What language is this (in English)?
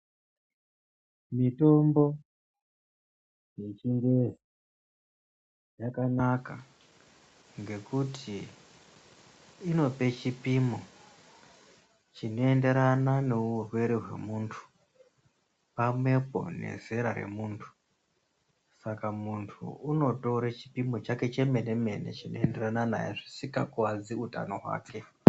Ndau